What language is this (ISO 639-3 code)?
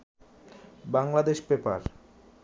ben